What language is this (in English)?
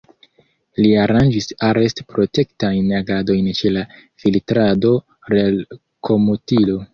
Esperanto